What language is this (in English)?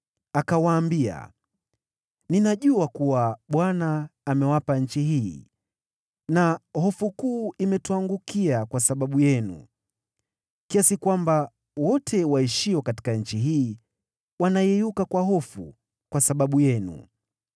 Swahili